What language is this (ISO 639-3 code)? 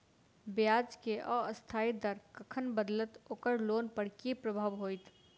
mai